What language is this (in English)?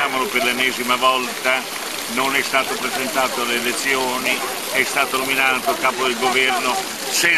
Italian